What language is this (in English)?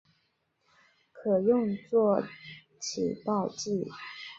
Chinese